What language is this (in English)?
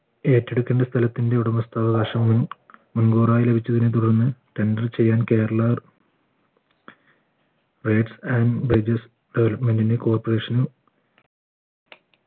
Malayalam